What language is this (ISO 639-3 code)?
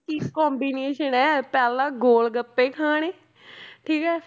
pan